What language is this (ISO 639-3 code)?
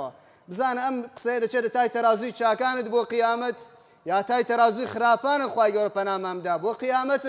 ara